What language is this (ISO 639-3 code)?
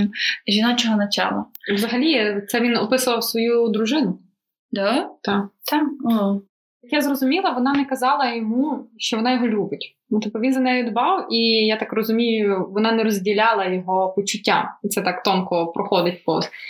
ukr